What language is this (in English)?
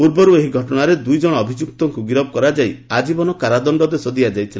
Odia